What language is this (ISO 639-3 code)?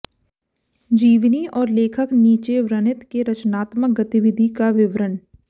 hin